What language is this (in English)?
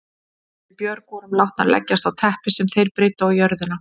Icelandic